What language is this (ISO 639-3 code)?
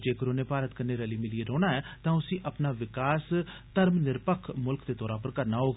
doi